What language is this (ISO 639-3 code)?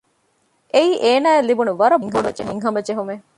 div